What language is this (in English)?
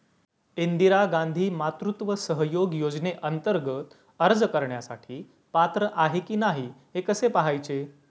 Marathi